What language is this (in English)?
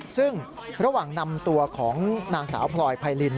Thai